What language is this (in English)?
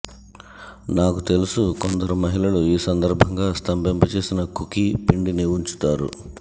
Telugu